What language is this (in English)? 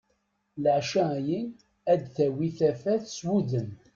Kabyle